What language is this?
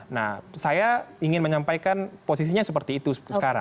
Indonesian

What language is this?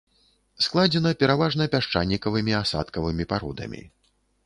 Belarusian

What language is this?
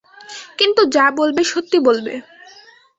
Bangla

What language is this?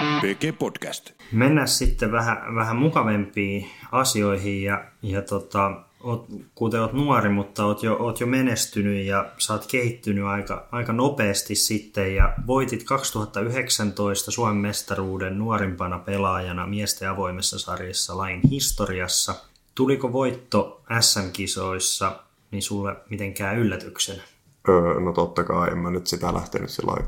Finnish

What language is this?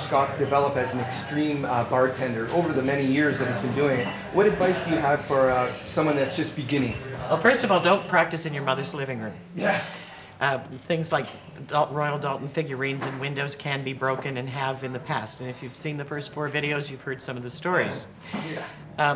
English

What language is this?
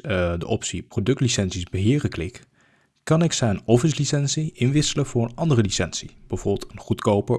Dutch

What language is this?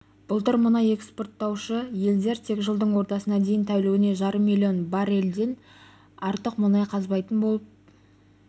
Kazakh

